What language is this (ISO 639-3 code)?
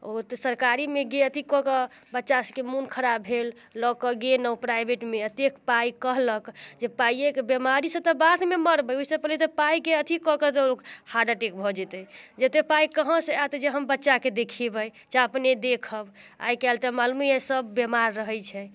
mai